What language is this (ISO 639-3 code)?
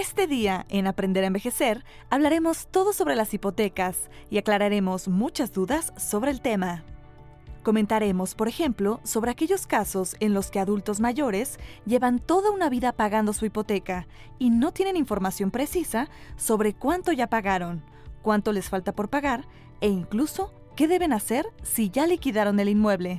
spa